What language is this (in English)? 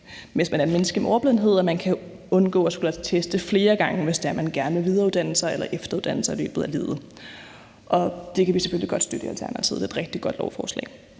Danish